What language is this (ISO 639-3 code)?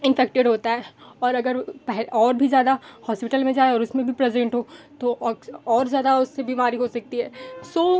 hin